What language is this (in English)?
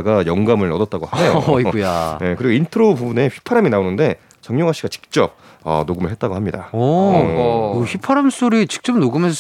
Korean